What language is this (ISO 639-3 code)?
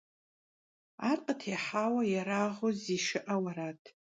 kbd